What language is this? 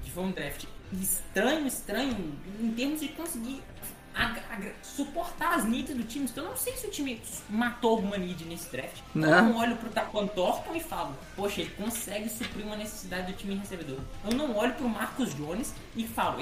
Portuguese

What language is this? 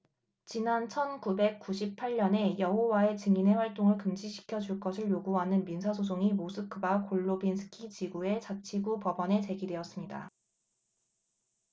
Korean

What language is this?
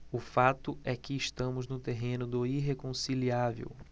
Portuguese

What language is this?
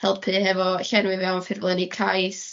Welsh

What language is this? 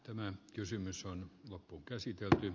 Finnish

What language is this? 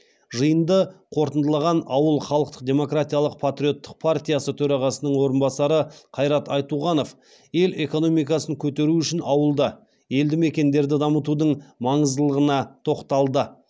Kazakh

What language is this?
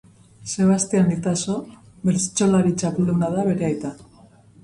Basque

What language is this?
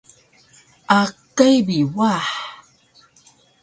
Taroko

